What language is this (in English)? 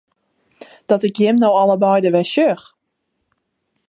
Western Frisian